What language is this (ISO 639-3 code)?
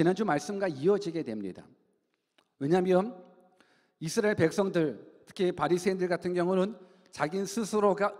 kor